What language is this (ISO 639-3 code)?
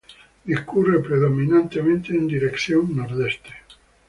spa